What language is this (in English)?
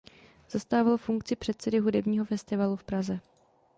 Czech